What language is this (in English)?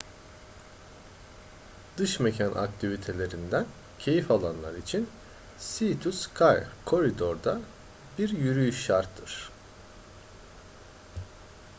Turkish